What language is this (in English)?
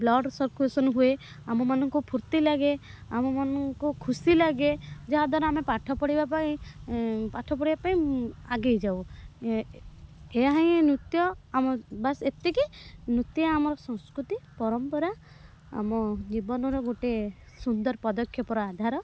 Odia